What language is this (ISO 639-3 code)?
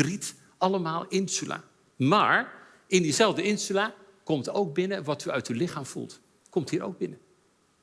nld